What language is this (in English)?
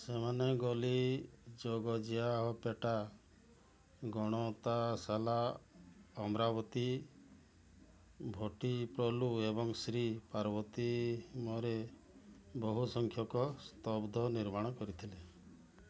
Odia